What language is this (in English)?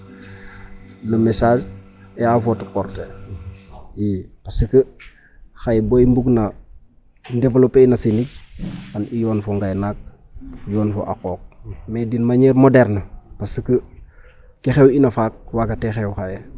Serer